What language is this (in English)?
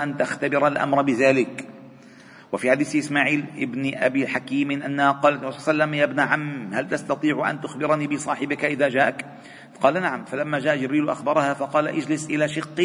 Arabic